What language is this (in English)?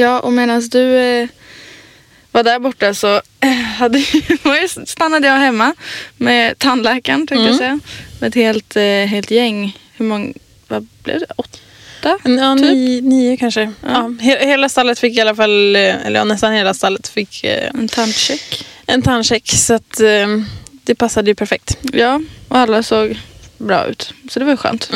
Swedish